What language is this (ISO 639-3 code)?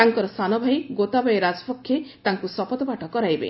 ori